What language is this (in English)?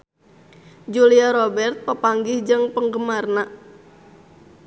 Sundanese